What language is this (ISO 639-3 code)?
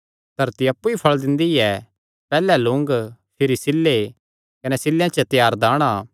xnr